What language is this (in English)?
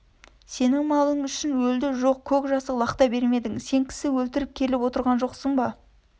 Kazakh